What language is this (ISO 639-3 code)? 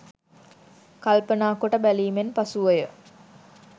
sin